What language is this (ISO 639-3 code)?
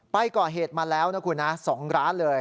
tha